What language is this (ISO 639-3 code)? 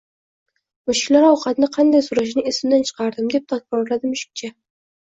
uzb